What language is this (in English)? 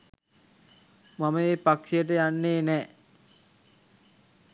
Sinhala